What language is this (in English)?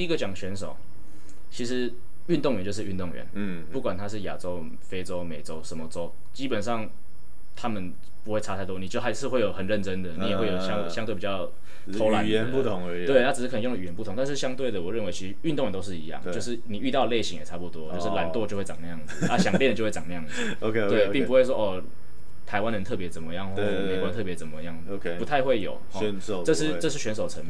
Chinese